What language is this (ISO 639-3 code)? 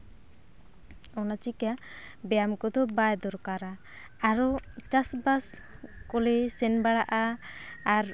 sat